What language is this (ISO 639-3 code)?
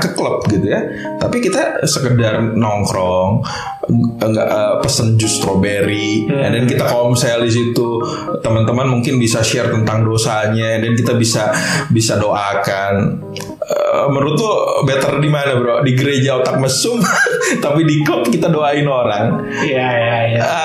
ind